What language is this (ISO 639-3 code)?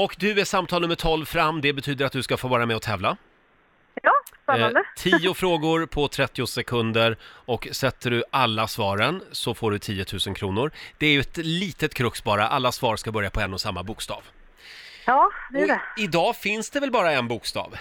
swe